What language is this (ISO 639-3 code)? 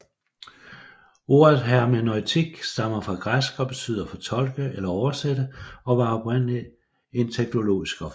dan